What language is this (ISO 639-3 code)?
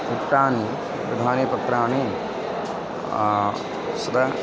san